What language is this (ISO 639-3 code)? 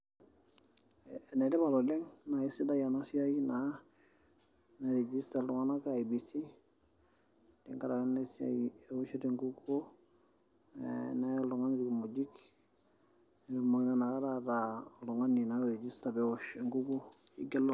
mas